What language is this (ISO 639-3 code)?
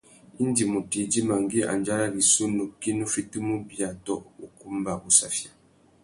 bag